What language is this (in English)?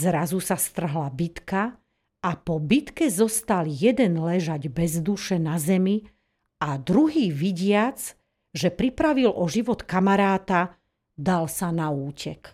Slovak